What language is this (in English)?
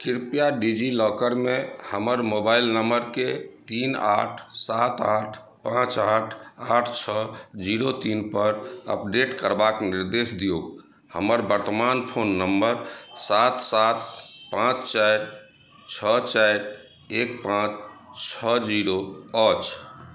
Maithili